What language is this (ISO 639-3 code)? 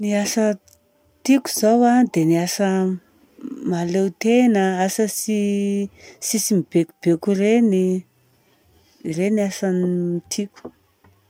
bzc